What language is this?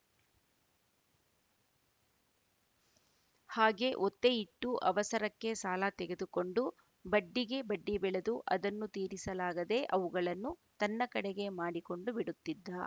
Kannada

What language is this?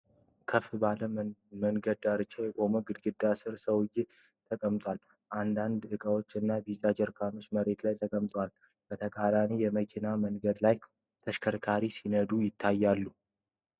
Amharic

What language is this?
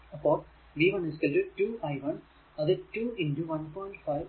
Malayalam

